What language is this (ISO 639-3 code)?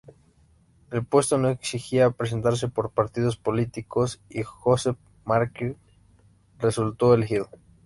spa